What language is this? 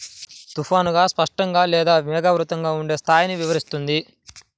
Telugu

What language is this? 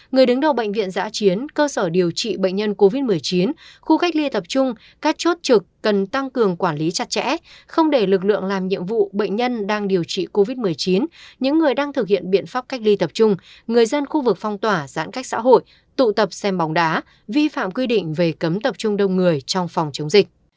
Vietnamese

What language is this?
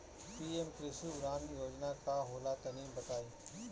Bhojpuri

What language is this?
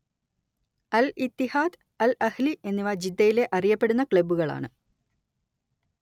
Malayalam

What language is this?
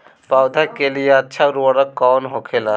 Bhojpuri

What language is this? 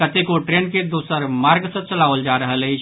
Maithili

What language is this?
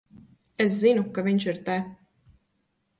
Latvian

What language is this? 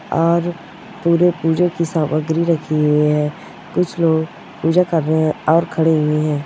Marwari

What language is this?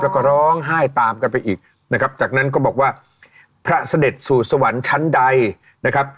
Thai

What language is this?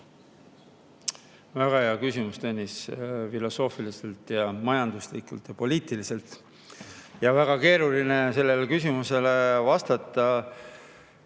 Estonian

